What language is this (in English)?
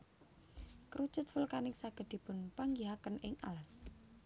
Javanese